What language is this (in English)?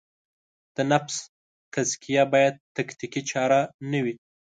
Pashto